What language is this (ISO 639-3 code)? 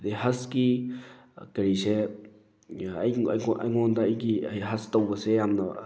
mni